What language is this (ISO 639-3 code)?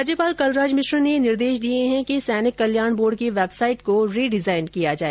hin